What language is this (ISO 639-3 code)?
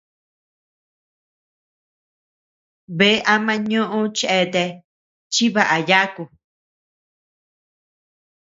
cux